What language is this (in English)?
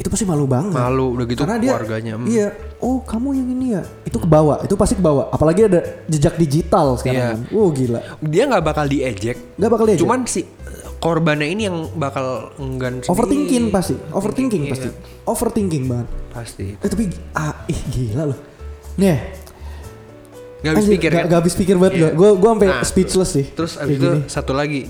Indonesian